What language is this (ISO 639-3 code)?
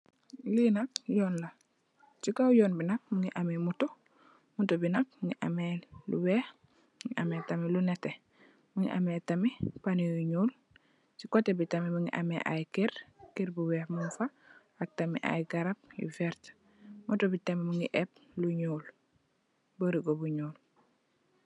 wol